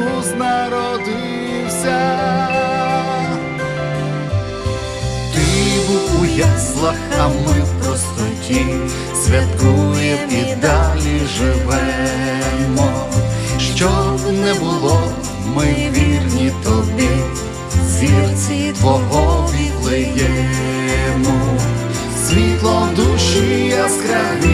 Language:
Ukrainian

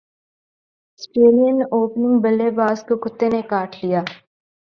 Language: Urdu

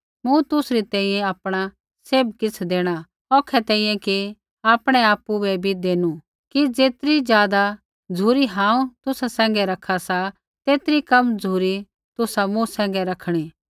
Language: Kullu Pahari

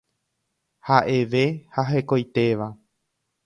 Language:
Guarani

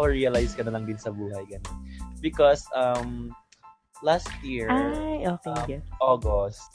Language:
Filipino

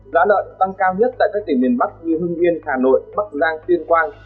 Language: Vietnamese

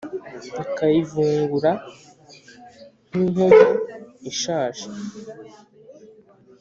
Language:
Kinyarwanda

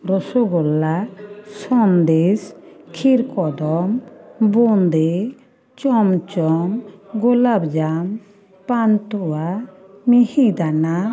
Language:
Bangla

